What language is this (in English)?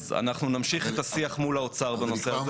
Hebrew